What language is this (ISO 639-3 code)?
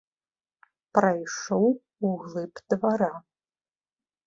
bel